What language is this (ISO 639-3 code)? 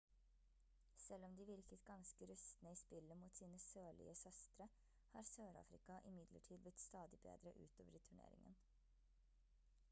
nob